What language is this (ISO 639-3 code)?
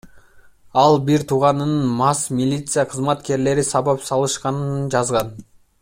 kir